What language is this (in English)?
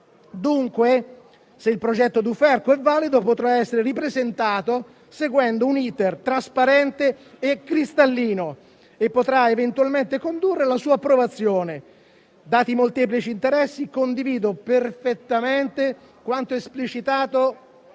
Italian